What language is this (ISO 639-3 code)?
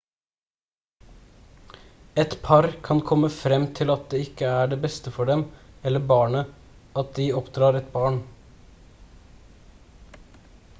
nob